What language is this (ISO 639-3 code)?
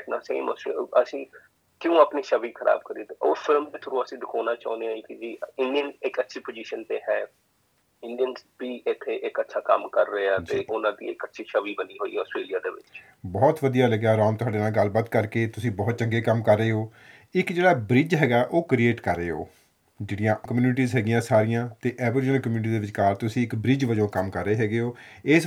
pan